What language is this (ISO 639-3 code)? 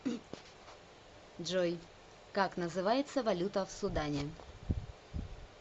rus